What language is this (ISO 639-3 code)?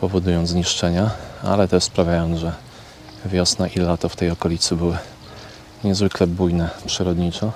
pol